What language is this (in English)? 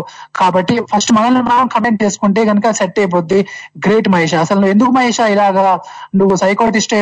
Telugu